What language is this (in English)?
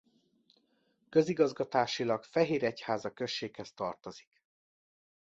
Hungarian